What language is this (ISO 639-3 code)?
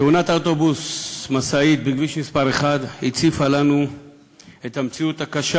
heb